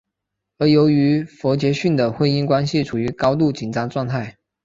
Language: Chinese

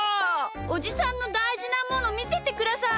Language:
Japanese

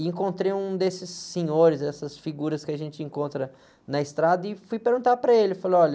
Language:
Portuguese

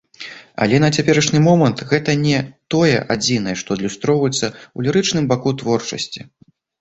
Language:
Belarusian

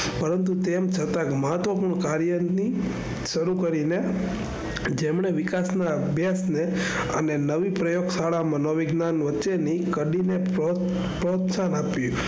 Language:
Gujarati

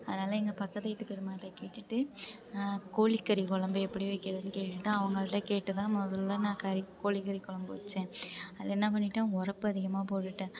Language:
Tamil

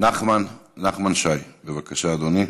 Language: Hebrew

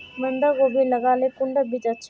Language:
Magahi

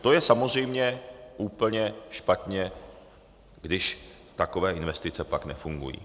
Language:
Czech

